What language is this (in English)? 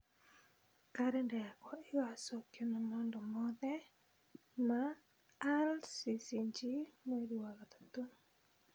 Kikuyu